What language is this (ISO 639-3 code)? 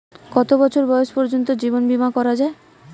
ben